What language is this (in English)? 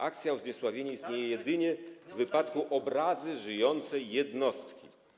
Polish